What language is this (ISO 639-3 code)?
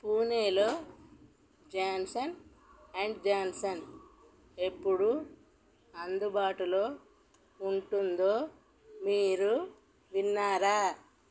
tel